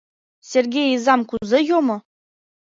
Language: Mari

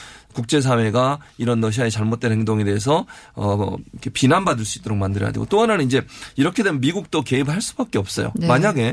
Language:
Korean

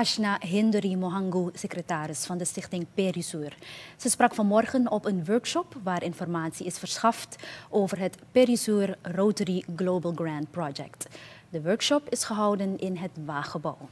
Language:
Dutch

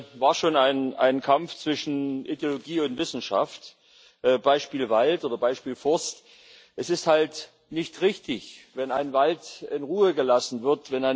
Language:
German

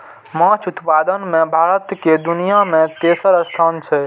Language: Maithili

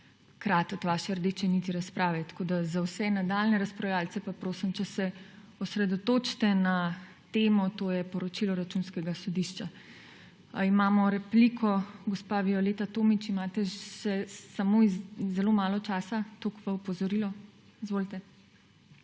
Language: Slovenian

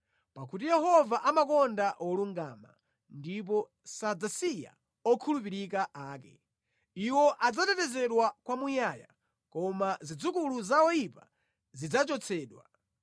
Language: Nyanja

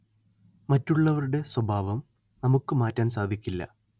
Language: Malayalam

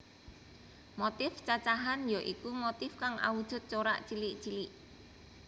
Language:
Javanese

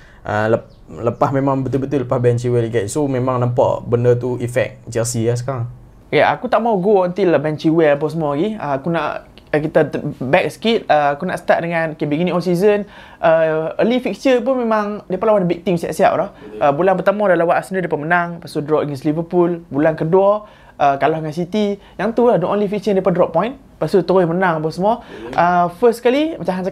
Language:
Malay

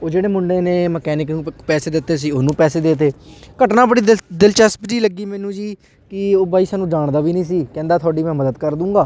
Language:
Punjabi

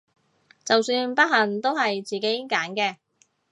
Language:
Cantonese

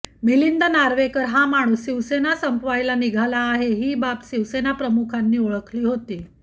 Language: Marathi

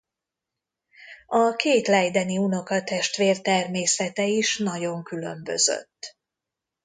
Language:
Hungarian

